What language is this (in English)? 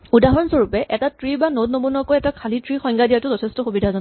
Assamese